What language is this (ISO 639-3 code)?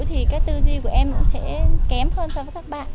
vie